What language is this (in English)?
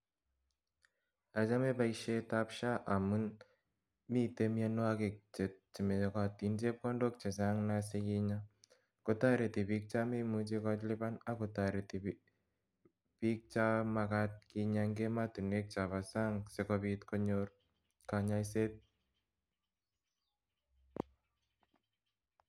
Kalenjin